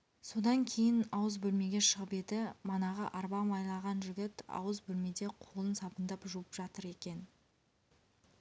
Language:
Kazakh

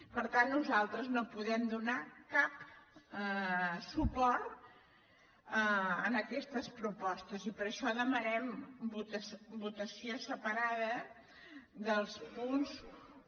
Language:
Catalan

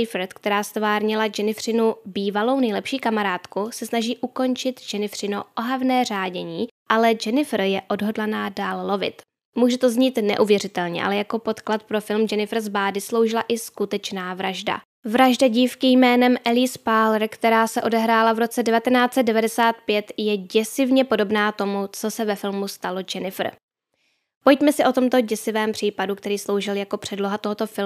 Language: Czech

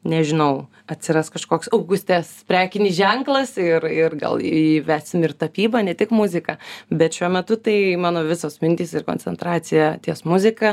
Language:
Lithuanian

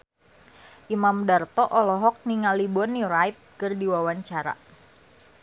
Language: Sundanese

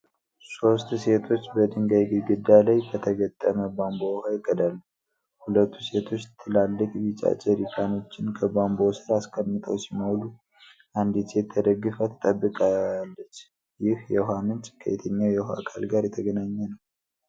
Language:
Amharic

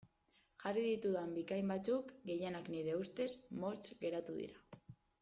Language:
Basque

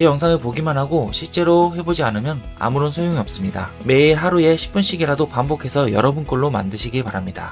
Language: Korean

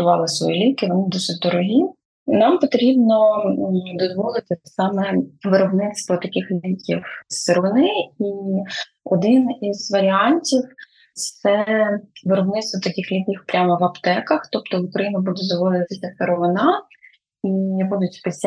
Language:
Ukrainian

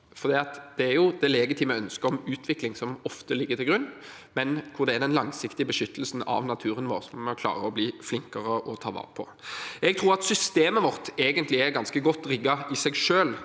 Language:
Norwegian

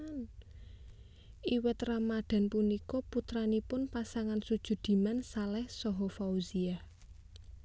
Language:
Javanese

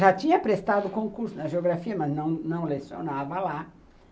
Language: Portuguese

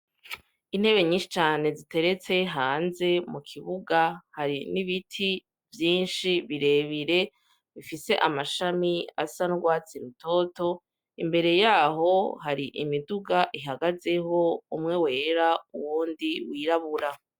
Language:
Rundi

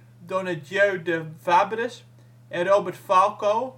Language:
Dutch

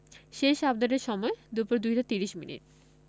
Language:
Bangla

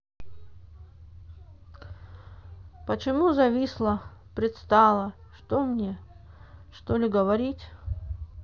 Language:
Russian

